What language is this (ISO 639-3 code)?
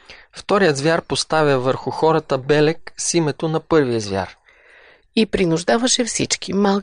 bul